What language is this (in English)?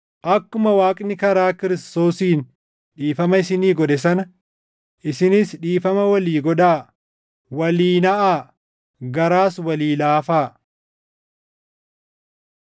Oromo